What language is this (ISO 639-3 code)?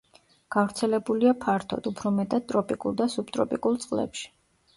kat